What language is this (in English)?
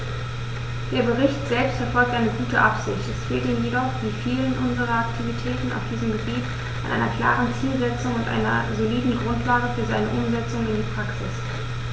German